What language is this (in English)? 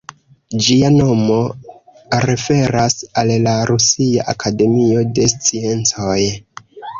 Esperanto